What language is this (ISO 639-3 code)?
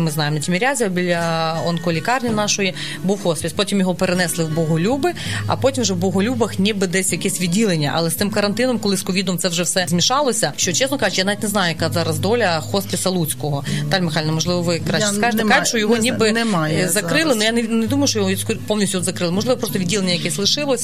ukr